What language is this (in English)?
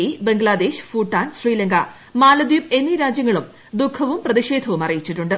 Malayalam